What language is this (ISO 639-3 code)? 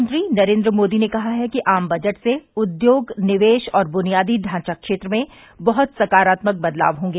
hin